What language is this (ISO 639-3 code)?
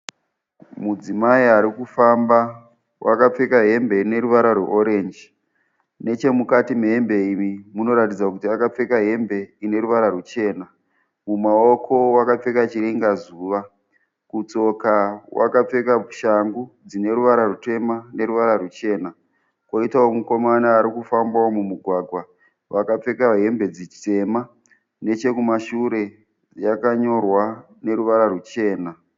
sna